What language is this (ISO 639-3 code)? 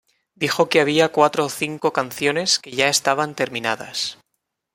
spa